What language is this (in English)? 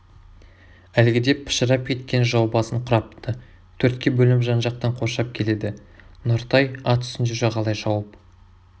Kazakh